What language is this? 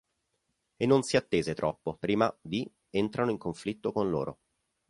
Italian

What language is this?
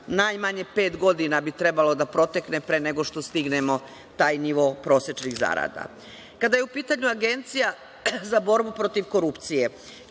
Serbian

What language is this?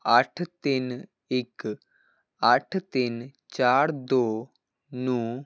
Punjabi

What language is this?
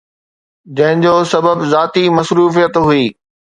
Sindhi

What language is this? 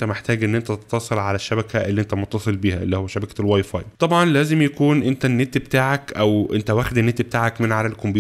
Arabic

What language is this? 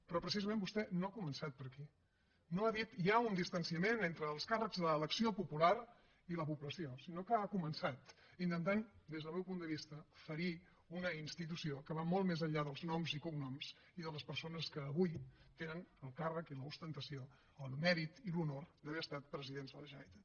Catalan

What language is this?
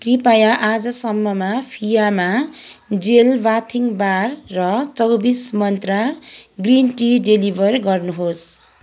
Nepali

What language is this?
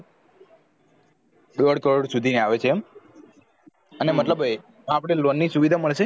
Gujarati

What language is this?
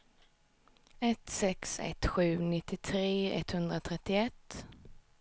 Swedish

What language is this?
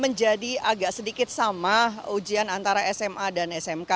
Indonesian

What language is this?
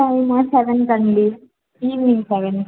Telugu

